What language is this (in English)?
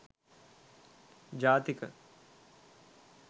Sinhala